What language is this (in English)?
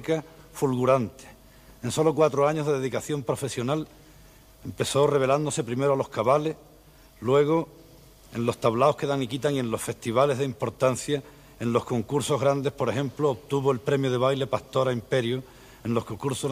Spanish